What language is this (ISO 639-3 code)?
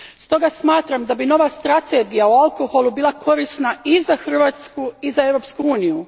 hrv